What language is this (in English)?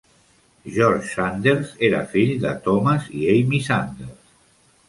Catalan